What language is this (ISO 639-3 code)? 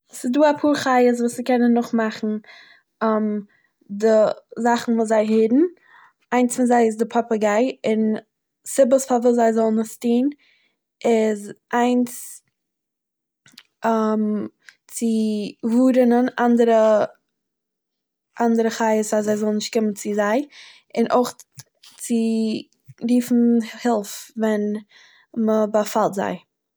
yid